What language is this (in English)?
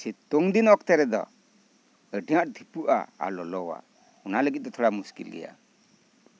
Santali